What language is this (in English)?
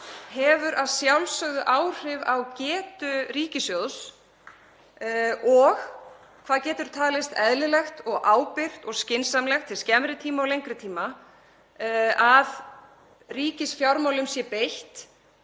Icelandic